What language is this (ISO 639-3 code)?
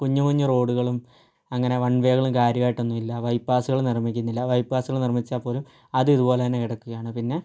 mal